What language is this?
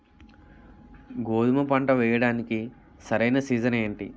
Telugu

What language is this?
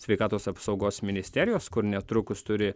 Lithuanian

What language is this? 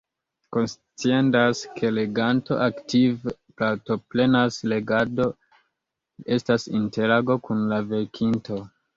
Esperanto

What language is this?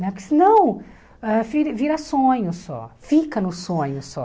Portuguese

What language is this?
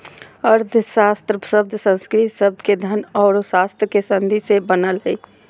Magahi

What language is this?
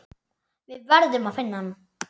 Icelandic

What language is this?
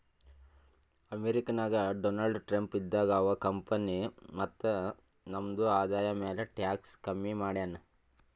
Kannada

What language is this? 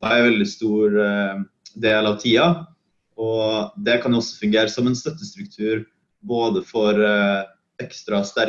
Norwegian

